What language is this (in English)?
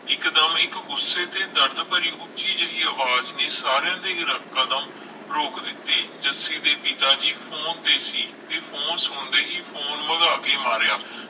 Punjabi